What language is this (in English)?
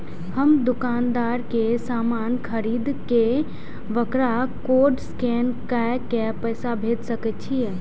Maithili